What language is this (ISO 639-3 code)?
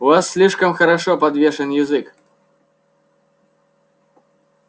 rus